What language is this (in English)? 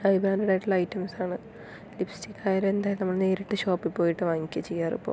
Malayalam